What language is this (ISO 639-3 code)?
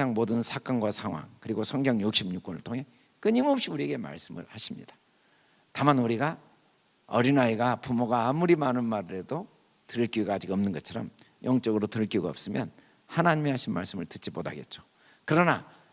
kor